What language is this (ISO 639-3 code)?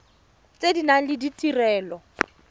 tsn